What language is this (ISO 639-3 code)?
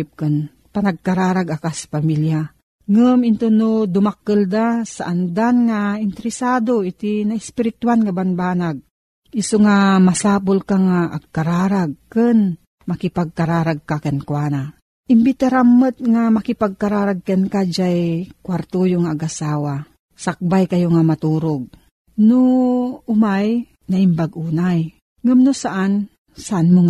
fil